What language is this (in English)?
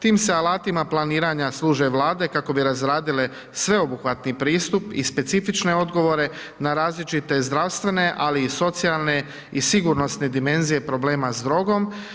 Croatian